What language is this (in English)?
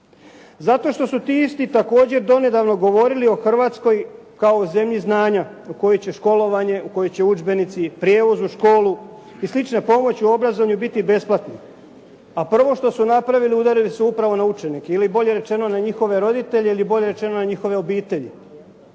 Croatian